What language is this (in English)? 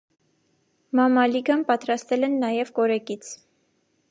Armenian